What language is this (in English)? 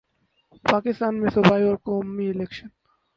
Urdu